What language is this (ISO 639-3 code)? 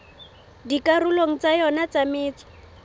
sot